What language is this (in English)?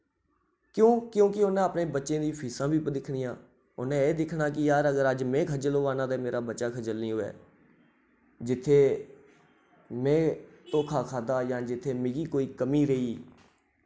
Dogri